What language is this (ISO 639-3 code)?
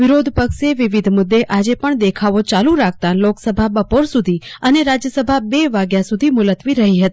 guj